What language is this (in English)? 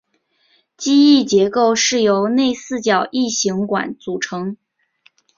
Chinese